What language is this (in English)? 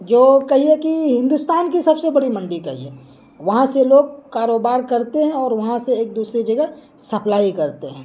Urdu